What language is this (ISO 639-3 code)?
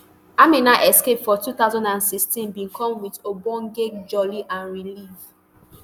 pcm